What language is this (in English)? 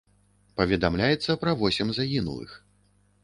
Belarusian